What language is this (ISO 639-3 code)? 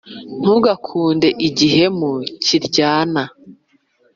kin